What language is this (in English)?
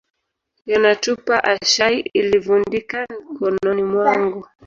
Swahili